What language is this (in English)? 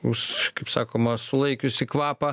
Lithuanian